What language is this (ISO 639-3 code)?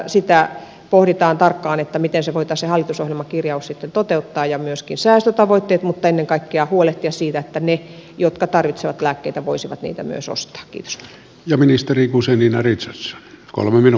fin